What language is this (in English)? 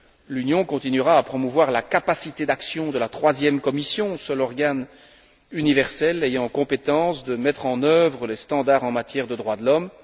French